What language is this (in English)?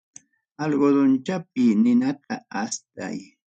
Ayacucho Quechua